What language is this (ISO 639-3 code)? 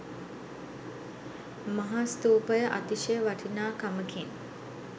sin